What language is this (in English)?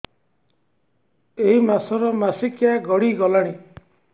Odia